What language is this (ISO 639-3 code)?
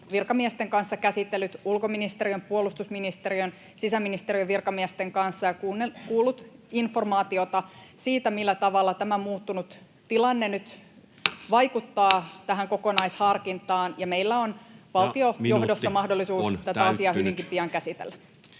fin